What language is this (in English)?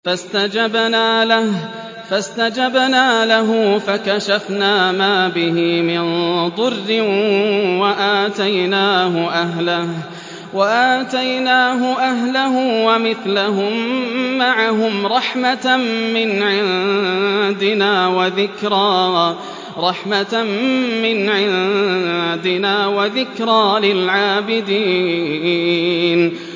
Arabic